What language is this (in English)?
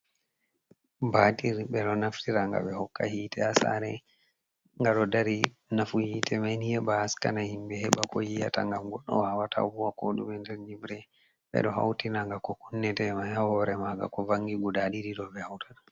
Fula